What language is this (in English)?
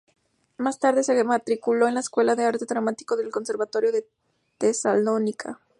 Spanish